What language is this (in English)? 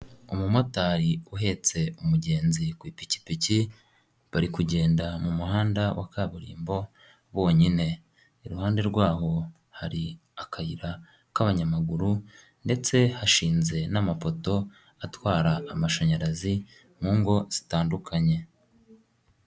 Kinyarwanda